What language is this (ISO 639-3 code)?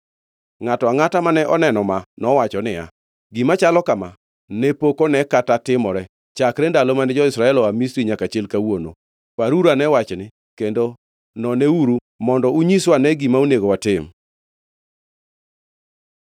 luo